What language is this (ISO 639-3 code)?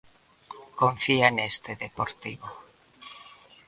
glg